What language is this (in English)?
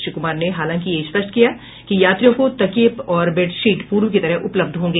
Hindi